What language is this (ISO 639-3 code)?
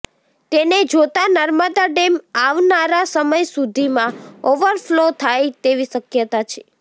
guj